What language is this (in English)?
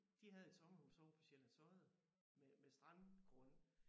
Danish